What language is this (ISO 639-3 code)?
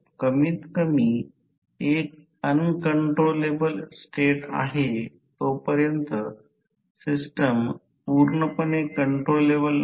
mar